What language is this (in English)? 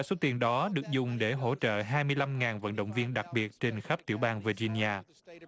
Vietnamese